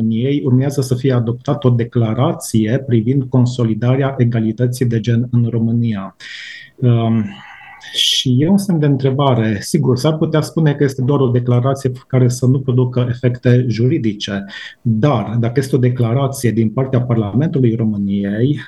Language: Romanian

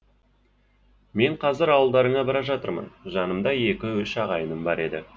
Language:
Kazakh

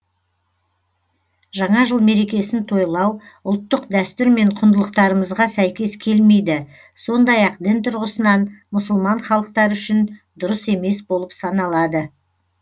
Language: Kazakh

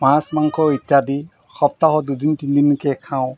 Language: Assamese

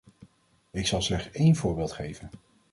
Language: Dutch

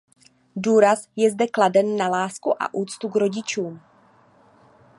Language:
Czech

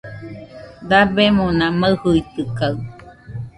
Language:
Nüpode Huitoto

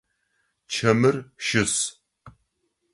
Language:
Adyghe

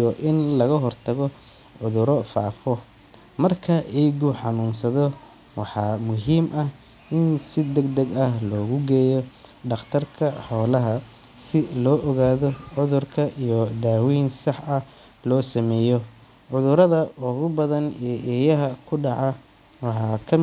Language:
Somali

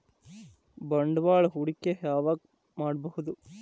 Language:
Kannada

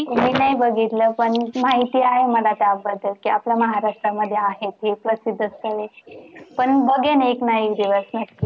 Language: Marathi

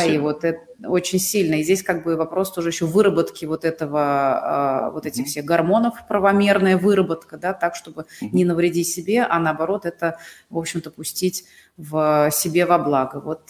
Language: Russian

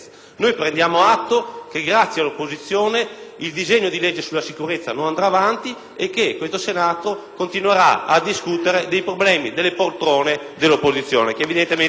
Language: Italian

